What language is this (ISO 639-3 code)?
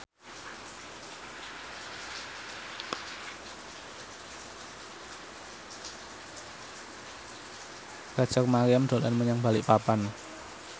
jav